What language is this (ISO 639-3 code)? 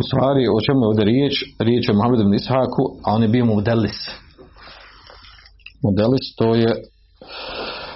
hrv